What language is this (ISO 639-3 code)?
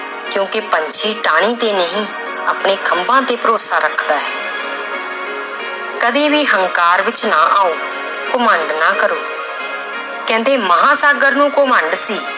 pan